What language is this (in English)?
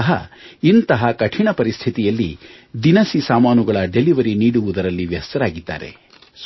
Kannada